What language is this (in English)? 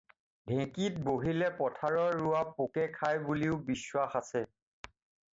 Assamese